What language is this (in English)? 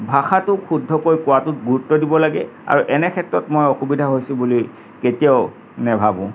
Assamese